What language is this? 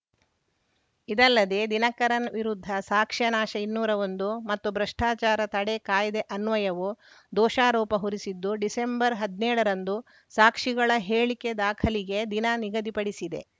Kannada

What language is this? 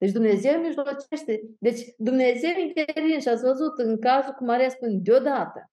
Romanian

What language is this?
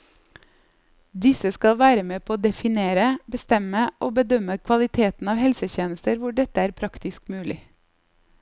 Norwegian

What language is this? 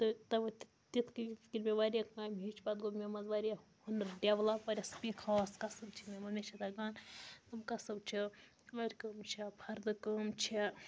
Kashmiri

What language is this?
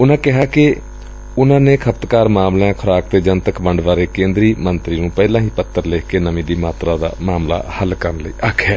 Punjabi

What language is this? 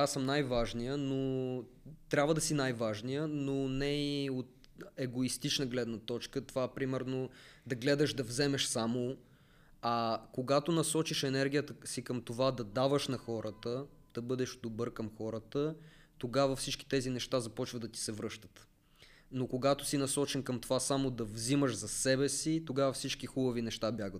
Bulgarian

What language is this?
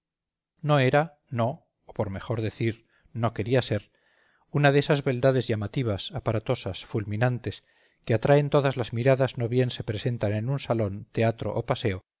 Spanish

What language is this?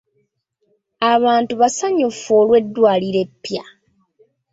Ganda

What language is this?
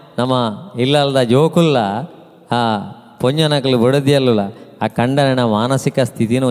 Kannada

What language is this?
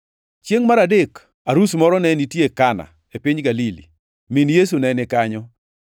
Luo (Kenya and Tanzania)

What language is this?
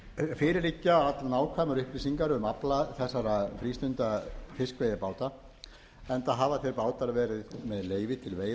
Icelandic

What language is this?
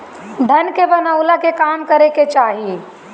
Bhojpuri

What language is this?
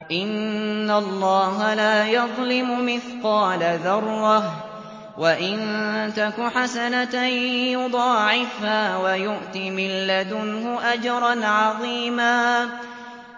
Arabic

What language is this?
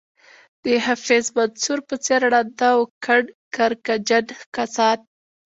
Pashto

